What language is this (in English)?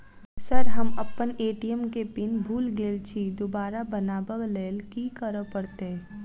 Maithili